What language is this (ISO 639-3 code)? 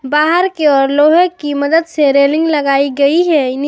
hin